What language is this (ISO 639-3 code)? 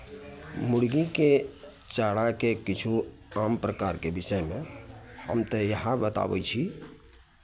mai